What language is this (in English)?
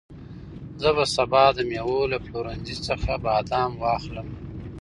Pashto